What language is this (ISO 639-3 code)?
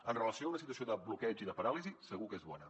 cat